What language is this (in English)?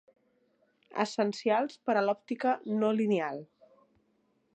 Catalan